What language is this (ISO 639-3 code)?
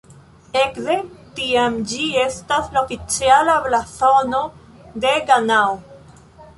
epo